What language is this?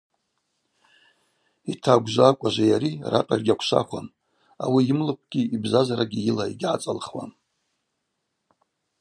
Abaza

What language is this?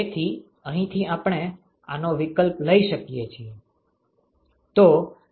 Gujarati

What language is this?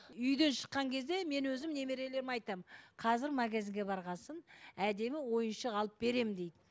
Kazakh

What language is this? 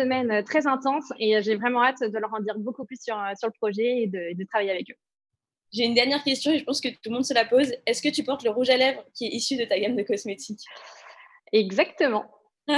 French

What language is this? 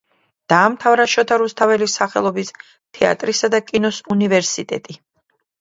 Georgian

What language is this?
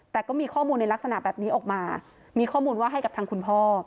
Thai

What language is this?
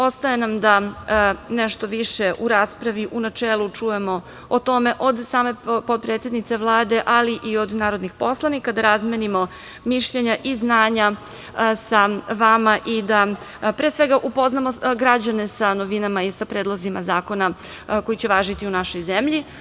Serbian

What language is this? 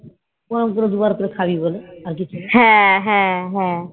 Bangla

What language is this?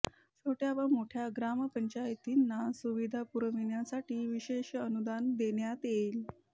Marathi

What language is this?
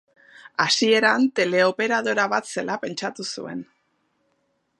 Basque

